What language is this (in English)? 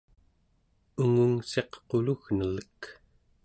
Central Yupik